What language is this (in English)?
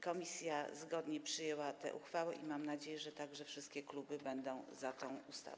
Polish